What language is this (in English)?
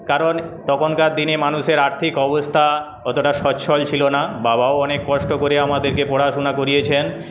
Bangla